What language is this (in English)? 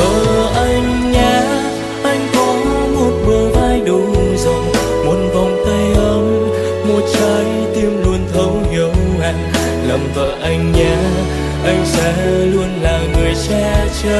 Vietnamese